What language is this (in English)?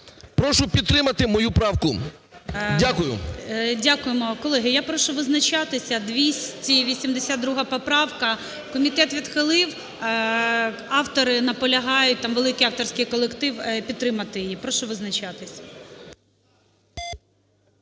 Ukrainian